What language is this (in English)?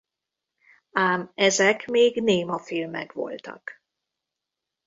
Hungarian